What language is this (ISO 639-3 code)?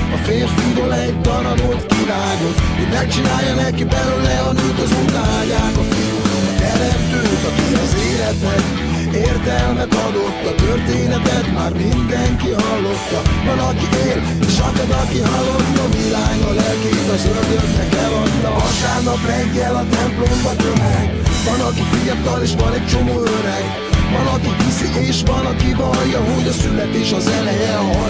hun